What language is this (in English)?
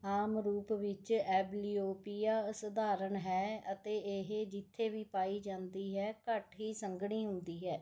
Punjabi